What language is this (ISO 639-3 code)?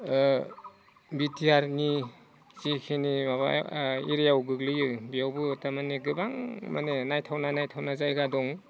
brx